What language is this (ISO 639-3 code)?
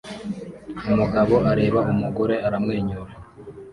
kin